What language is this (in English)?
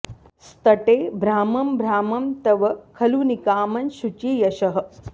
Sanskrit